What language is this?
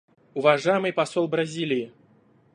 Russian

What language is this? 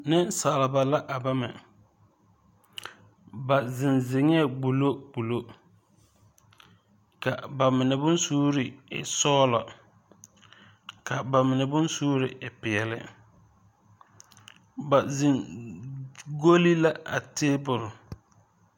Southern Dagaare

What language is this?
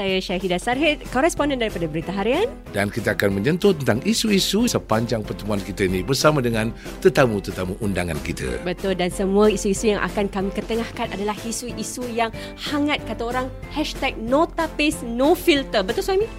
Malay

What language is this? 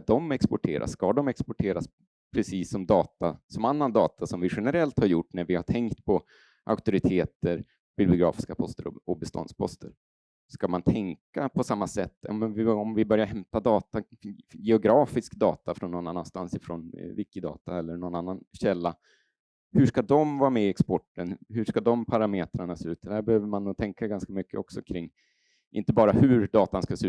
Swedish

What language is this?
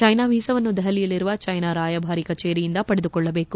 Kannada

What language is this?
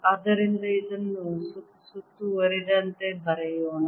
Kannada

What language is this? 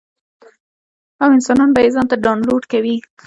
Pashto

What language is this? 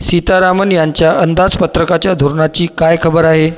Marathi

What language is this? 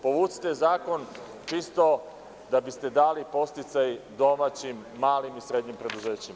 Serbian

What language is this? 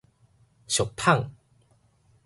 Min Nan Chinese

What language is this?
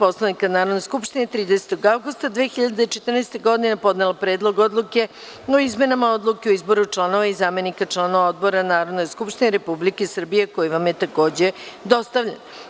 Serbian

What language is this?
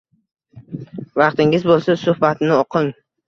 Uzbek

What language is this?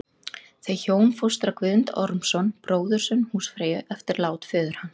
Icelandic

